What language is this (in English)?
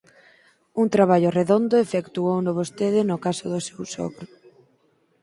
Galician